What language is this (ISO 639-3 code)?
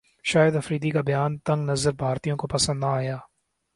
urd